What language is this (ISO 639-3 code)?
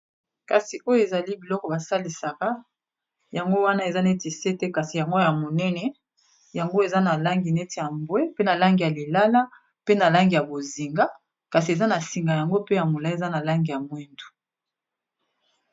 lin